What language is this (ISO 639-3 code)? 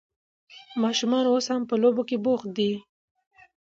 pus